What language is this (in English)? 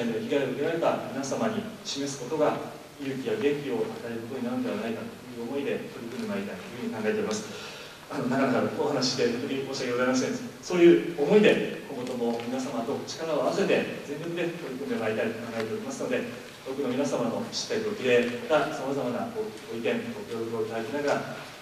Japanese